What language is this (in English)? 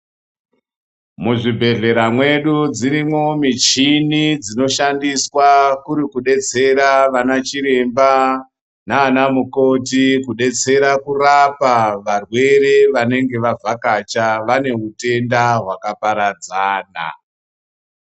Ndau